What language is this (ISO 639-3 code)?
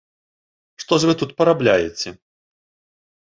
bel